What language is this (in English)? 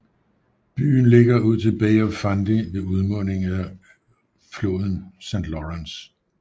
Danish